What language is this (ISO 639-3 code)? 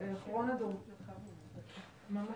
heb